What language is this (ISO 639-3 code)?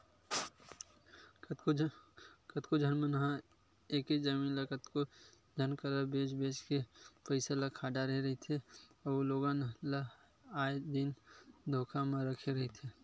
hne